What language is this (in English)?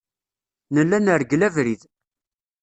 Kabyle